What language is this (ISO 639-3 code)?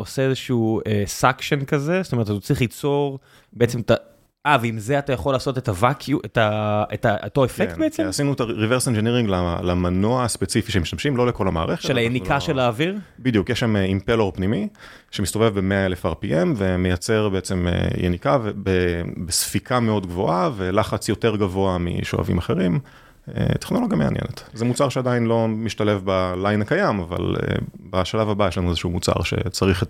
heb